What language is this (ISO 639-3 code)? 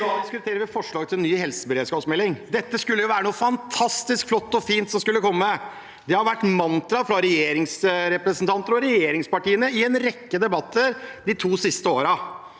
nor